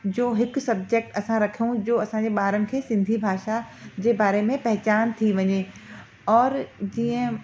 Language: Sindhi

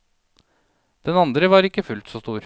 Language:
Norwegian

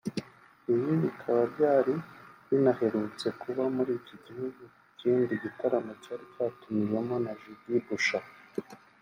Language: Kinyarwanda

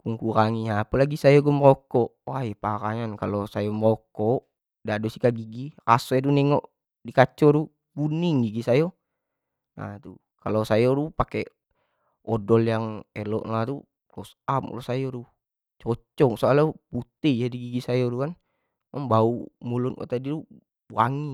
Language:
Jambi Malay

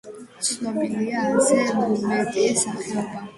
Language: Georgian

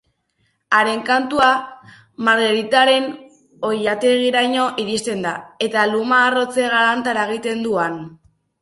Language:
Basque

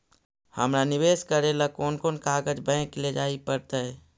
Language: Magahi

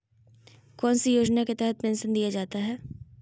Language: Magahi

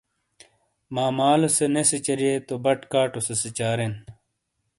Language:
Shina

